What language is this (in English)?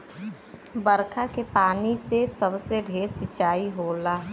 Bhojpuri